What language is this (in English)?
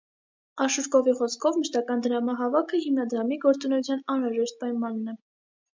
Armenian